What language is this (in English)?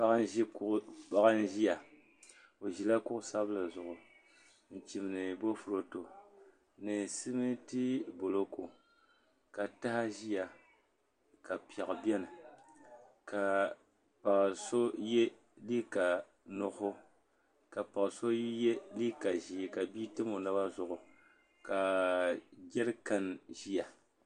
Dagbani